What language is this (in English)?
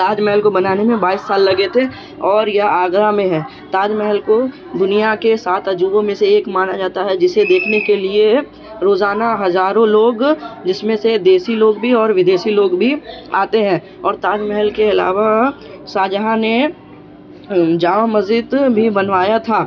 Urdu